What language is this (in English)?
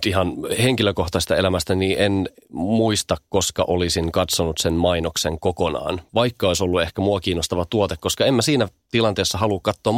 Finnish